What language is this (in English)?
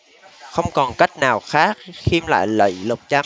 Vietnamese